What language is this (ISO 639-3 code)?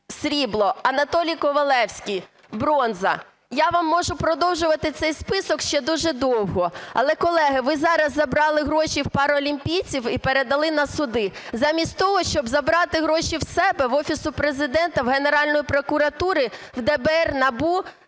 ukr